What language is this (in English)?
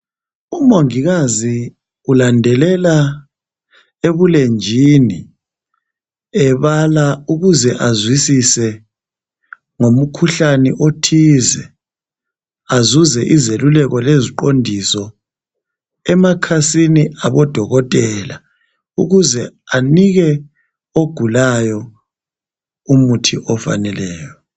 North Ndebele